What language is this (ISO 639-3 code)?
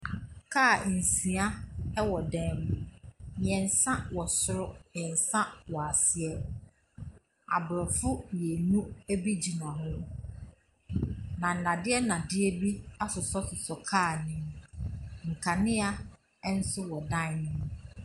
aka